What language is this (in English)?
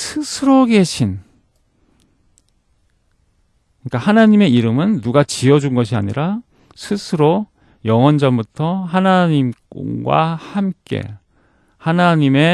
Korean